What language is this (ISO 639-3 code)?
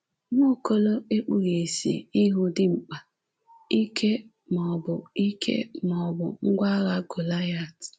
ibo